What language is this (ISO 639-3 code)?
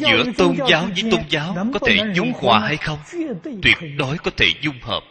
vie